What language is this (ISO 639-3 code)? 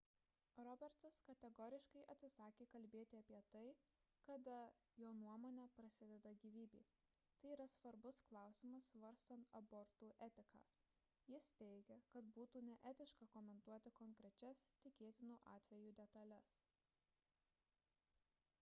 lit